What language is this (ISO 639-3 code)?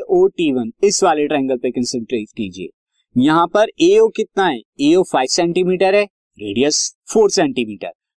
hin